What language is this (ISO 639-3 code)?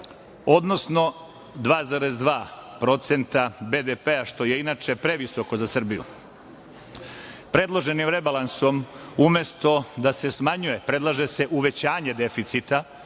srp